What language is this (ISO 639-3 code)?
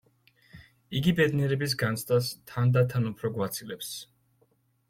kat